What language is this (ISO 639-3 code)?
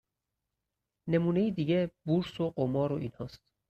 fas